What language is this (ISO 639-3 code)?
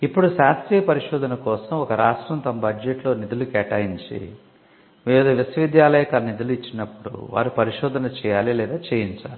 tel